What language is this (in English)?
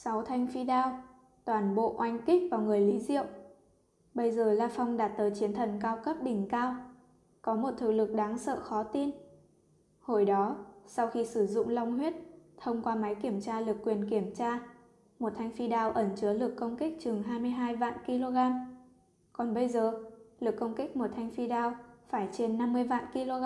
Vietnamese